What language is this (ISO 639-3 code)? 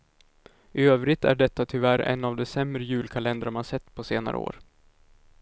swe